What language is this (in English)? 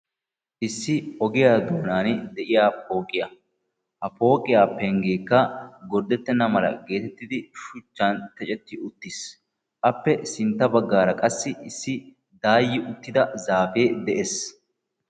Wolaytta